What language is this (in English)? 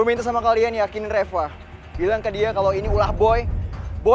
Indonesian